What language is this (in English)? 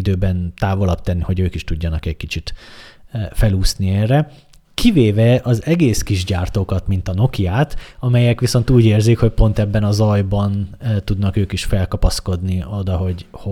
Hungarian